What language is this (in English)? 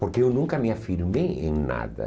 Portuguese